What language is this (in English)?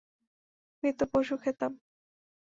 Bangla